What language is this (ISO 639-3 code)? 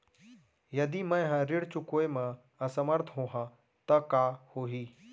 hne